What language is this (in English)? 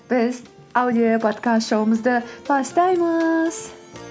Kazakh